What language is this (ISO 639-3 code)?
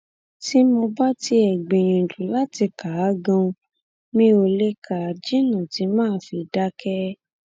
yor